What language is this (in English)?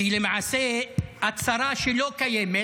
Hebrew